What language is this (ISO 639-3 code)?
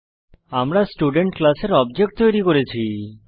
ben